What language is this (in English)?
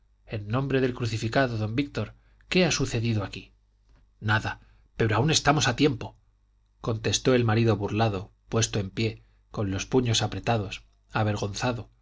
Spanish